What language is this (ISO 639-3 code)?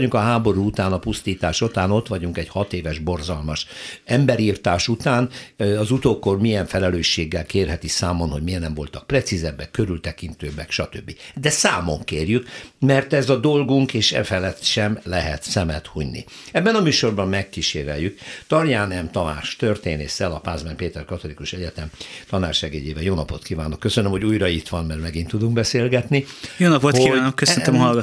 hun